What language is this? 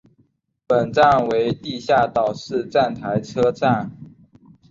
Chinese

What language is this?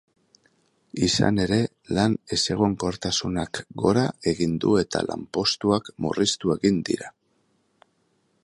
Basque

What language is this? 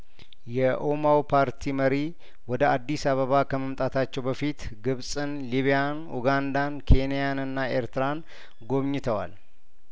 Amharic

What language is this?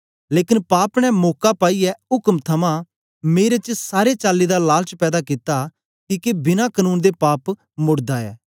Dogri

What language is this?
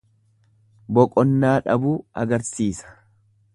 Oromo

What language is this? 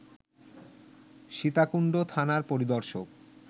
Bangla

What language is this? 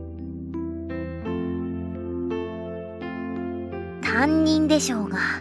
Japanese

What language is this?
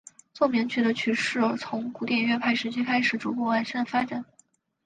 Chinese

